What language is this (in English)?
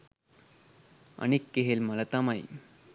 Sinhala